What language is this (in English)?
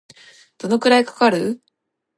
Japanese